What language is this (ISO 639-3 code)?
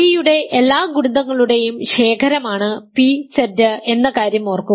mal